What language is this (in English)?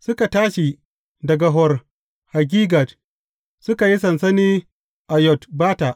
Hausa